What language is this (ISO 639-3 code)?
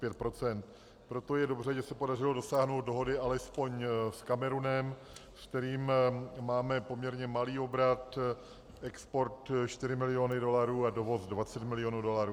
ces